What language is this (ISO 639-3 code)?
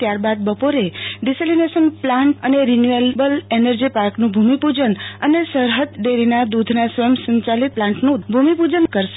guj